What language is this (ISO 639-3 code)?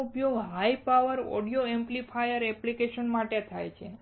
guj